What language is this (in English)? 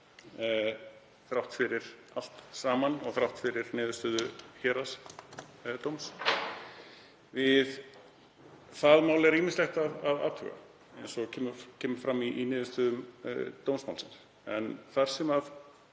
Icelandic